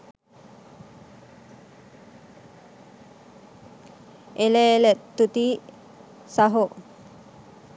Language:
Sinhala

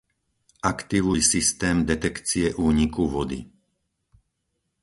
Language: Slovak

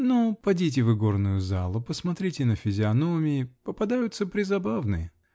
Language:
Russian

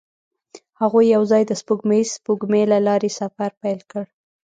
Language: Pashto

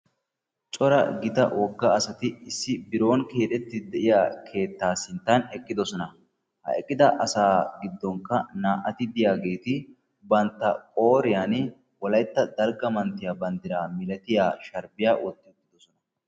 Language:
Wolaytta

